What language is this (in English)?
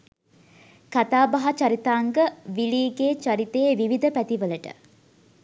Sinhala